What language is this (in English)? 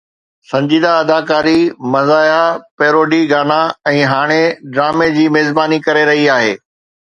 Sindhi